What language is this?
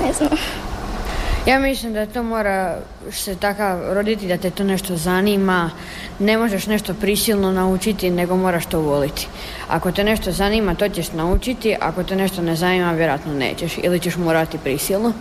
Croatian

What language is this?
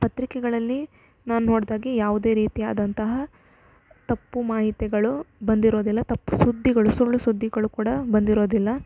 Kannada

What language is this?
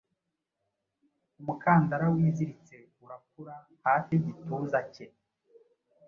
Kinyarwanda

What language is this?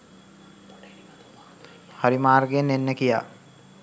Sinhala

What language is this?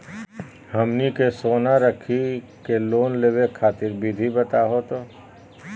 Magahi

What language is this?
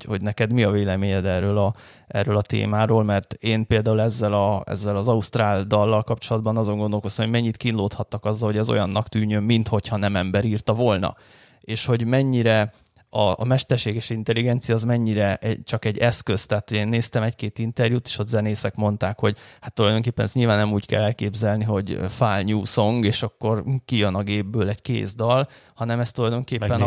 Hungarian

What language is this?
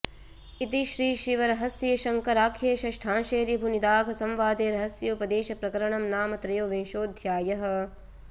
Sanskrit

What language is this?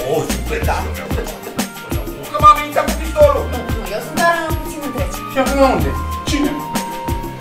Romanian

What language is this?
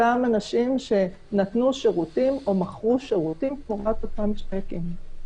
Hebrew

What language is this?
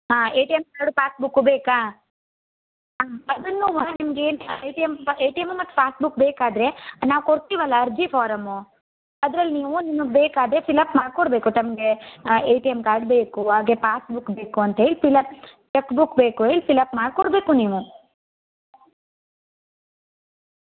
Kannada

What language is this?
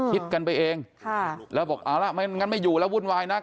Thai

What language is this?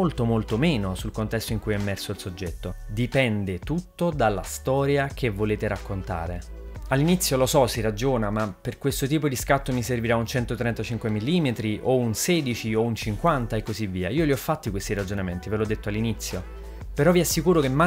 Italian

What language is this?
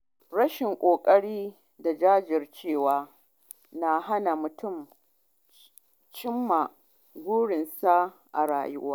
Hausa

